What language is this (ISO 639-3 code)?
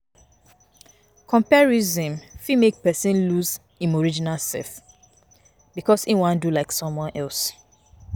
pcm